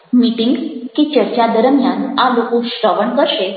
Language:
Gujarati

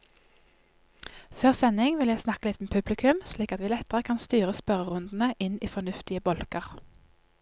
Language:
Norwegian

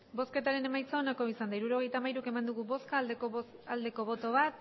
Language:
Basque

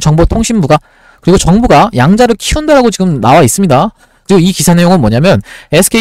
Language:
Korean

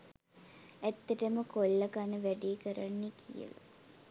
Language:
Sinhala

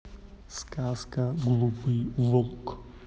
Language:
Russian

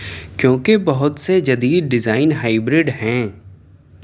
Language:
Urdu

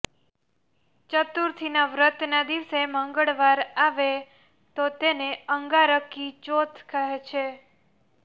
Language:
Gujarati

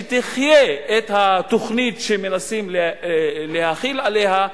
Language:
Hebrew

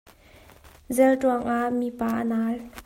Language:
Hakha Chin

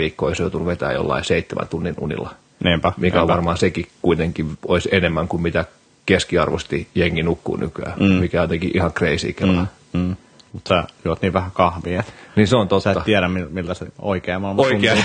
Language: Finnish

